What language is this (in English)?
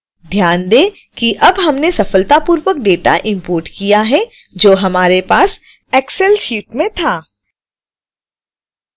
Hindi